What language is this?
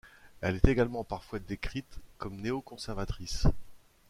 French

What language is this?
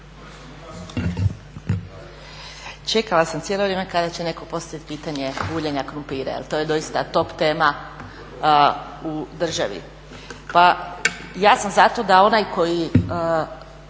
Croatian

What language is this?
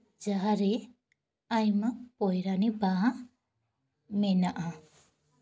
Santali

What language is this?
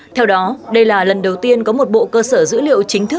Vietnamese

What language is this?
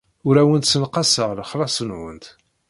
Kabyle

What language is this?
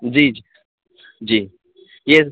Urdu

